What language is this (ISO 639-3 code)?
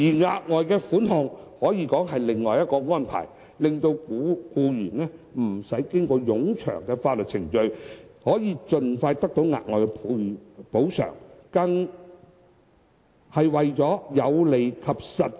yue